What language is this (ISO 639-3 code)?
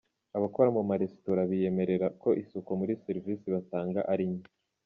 kin